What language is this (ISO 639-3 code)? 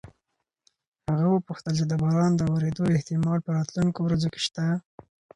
pus